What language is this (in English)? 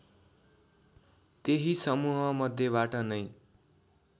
Nepali